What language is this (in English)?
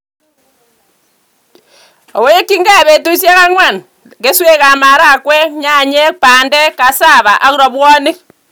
Kalenjin